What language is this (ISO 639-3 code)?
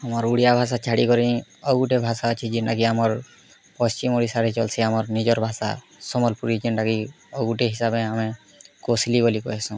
ori